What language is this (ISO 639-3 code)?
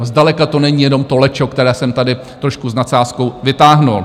ces